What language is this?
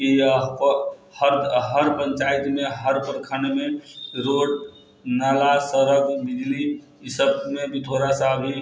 Maithili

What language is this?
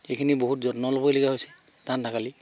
Assamese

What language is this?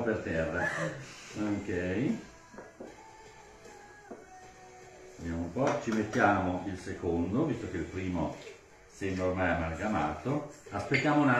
Italian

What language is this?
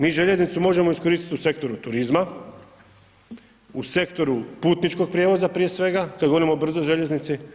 Croatian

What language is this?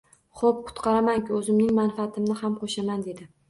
Uzbek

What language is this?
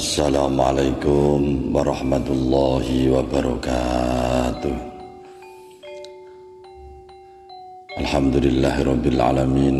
Indonesian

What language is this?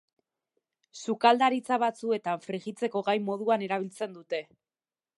Basque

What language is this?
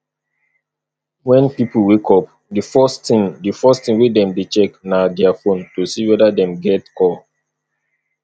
Nigerian Pidgin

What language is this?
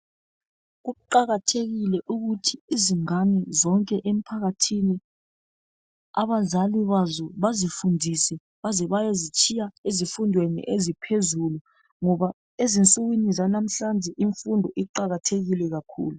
North Ndebele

